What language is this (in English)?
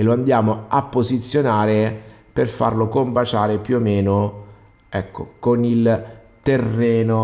Italian